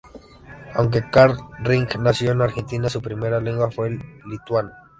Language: Spanish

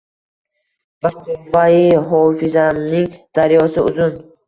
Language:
Uzbek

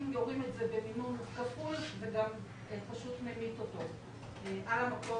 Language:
Hebrew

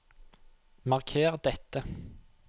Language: Norwegian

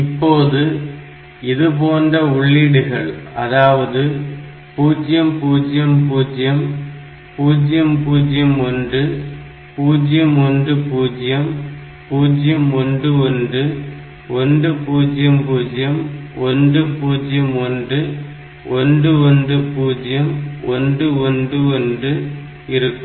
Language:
Tamil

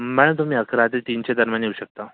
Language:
Marathi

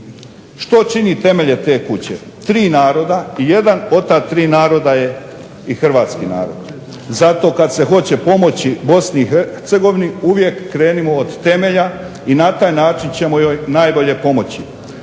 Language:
Croatian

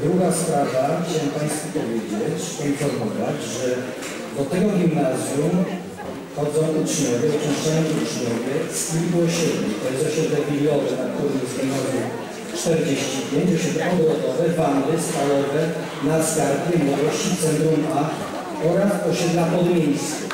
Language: Polish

